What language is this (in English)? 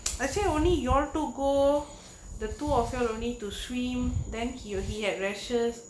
English